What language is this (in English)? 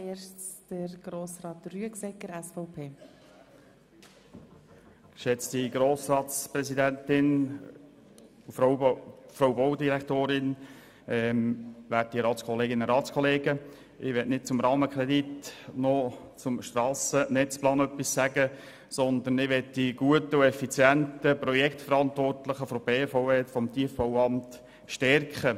Swiss German